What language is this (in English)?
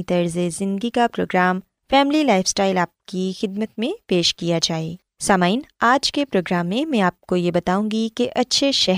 Urdu